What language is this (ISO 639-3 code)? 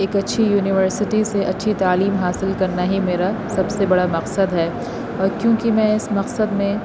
urd